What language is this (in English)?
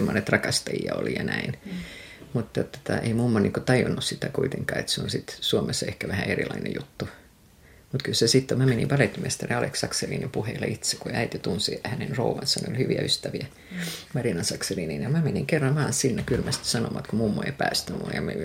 Finnish